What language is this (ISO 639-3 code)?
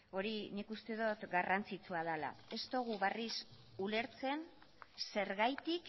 eus